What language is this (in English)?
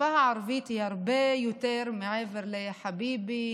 Hebrew